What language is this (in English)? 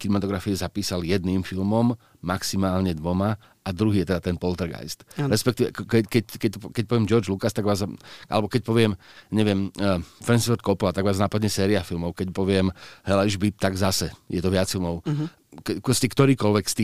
Slovak